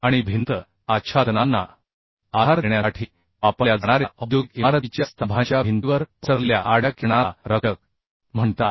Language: Marathi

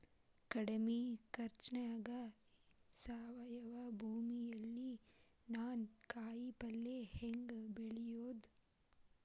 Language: Kannada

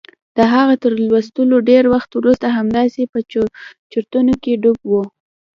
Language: Pashto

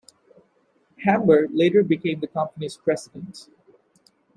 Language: English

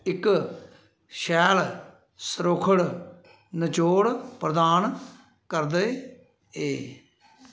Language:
Dogri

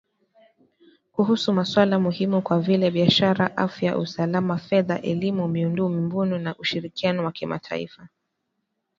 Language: Swahili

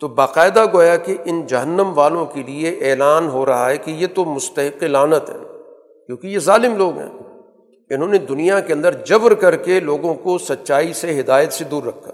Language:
Urdu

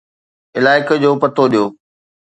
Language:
Sindhi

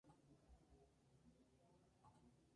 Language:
Spanish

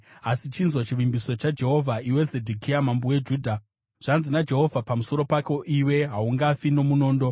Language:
Shona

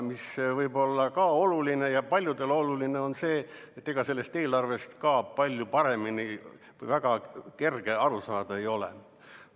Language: Estonian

